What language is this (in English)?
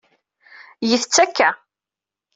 Kabyle